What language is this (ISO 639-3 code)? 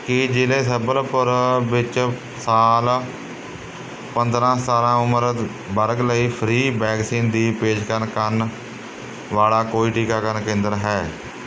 pan